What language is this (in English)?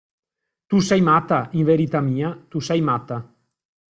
Italian